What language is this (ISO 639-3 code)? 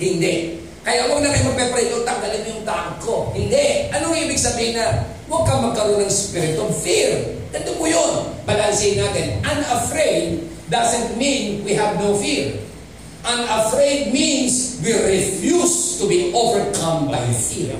fil